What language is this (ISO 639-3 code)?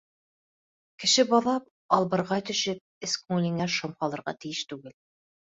bak